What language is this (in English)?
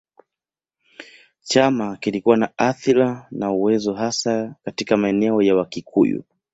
Swahili